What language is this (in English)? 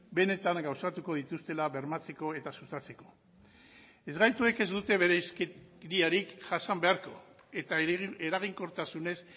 Basque